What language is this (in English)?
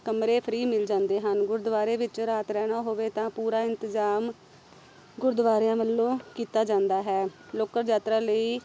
Punjabi